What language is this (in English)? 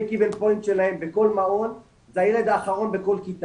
Hebrew